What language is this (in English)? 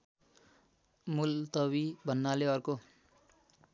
Nepali